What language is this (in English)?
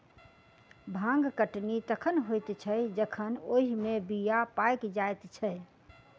Maithili